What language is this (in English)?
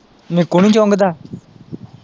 Punjabi